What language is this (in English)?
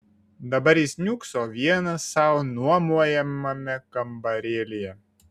Lithuanian